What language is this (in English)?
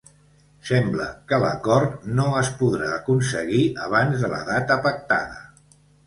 Catalan